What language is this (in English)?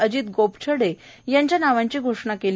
Marathi